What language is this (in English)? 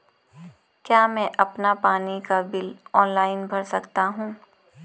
Hindi